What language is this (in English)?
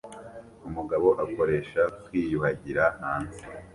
Kinyarwanda